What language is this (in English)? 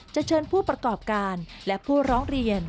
Thai